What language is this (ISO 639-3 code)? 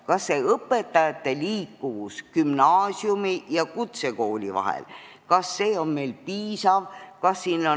est